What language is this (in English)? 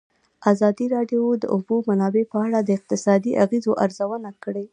Pashto